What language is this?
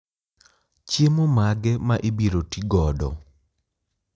Luo (Kenya and Tanzania)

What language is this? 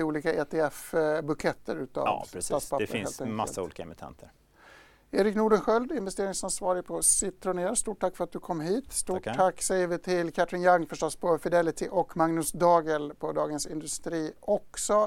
Swedish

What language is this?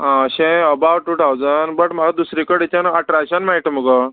Konkani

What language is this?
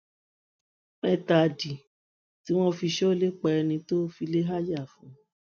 Yoruba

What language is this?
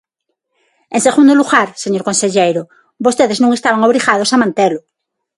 Galician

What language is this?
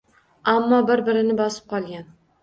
Uzbek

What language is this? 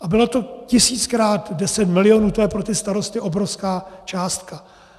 Czech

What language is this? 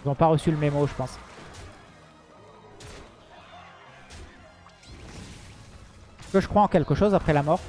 French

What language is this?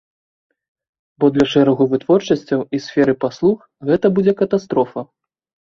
Belarusian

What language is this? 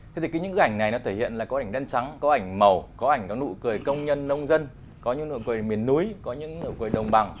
Vietnamese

